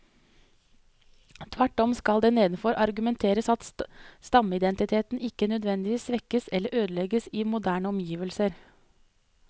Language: Norwegian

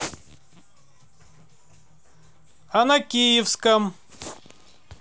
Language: Russian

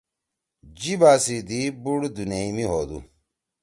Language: Torwali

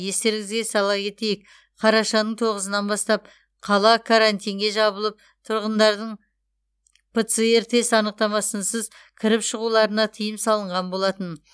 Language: Kazakh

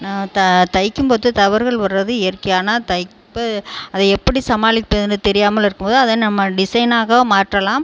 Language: Tamil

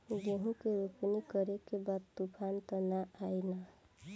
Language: Bhojpuri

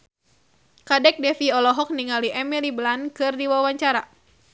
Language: Sundanese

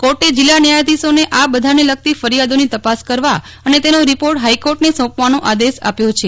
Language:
Gujarati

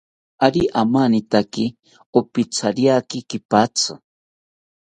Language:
South Ucayali Ashéninka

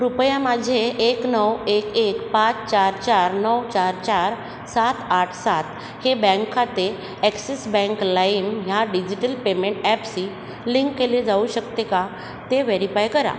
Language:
Marathi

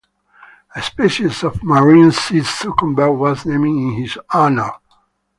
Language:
English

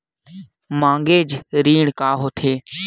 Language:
Chhattisgarhi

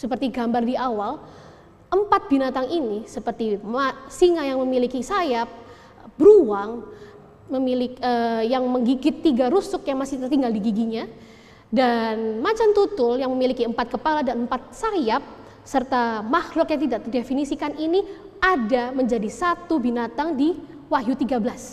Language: Indonesian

